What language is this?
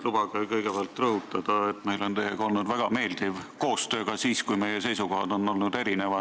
Estonian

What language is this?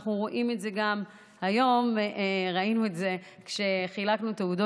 Hebrew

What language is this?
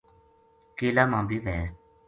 Gujari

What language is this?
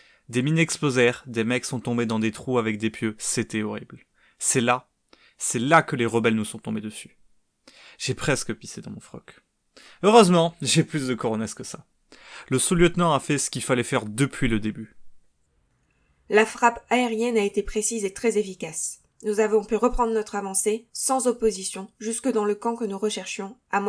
French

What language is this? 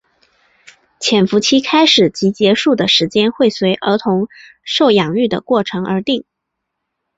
Chinese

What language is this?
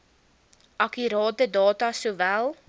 Afrikaans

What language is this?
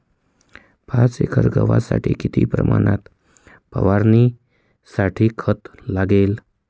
Marathi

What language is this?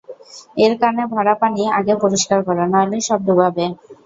Bangla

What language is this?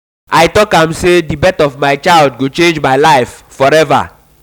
Nigerian Pidgin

